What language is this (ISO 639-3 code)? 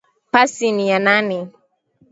swa